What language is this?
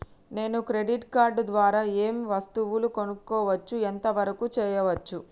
Telugu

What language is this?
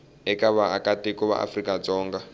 Tsonga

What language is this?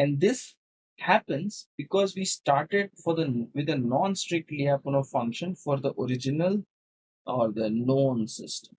English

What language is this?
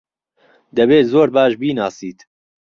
Central Kurdish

